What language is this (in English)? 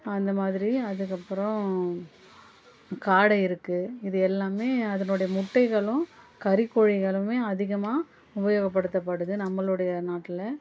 Tamil